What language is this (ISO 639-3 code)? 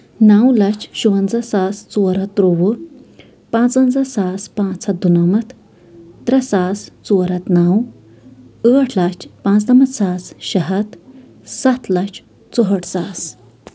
kas